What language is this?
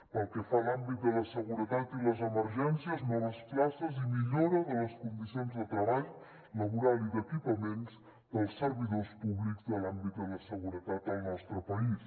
Catalan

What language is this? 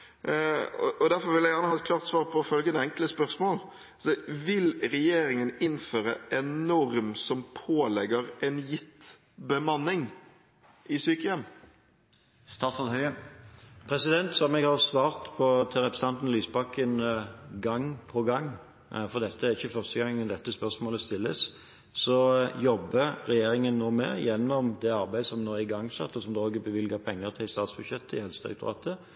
Norwegian Bokmål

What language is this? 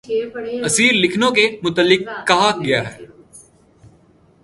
Urdu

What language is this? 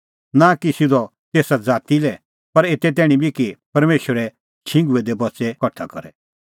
Kullu Pahari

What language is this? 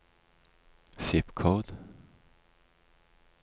Norwegian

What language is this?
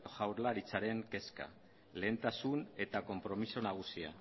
Basque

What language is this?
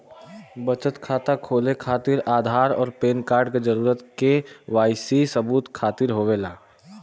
Bhojpuri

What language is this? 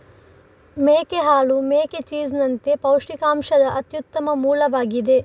Kannada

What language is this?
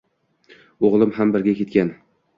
Uzbek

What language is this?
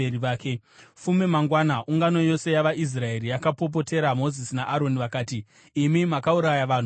Shona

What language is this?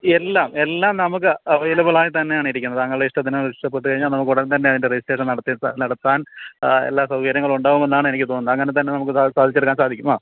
Malayalam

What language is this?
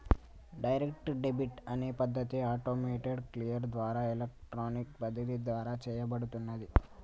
Telugu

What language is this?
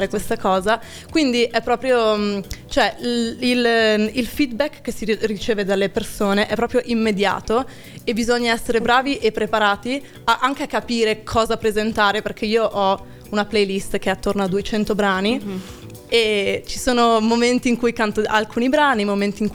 Italian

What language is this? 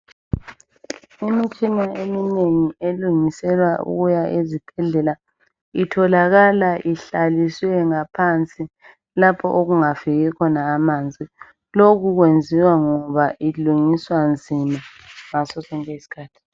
North Ndebele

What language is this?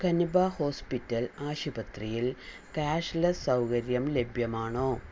Malayalam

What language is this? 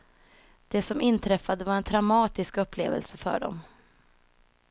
Swedish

